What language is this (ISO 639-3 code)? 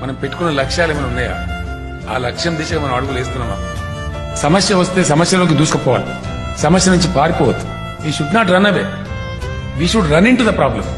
tel